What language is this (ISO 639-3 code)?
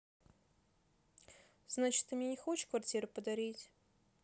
rus